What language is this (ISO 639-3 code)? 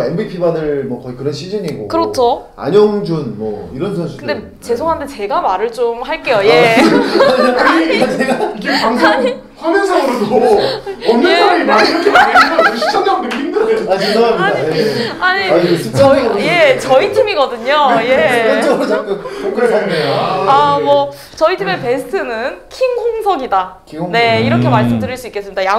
kor